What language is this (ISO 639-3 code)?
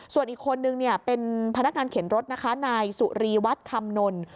tha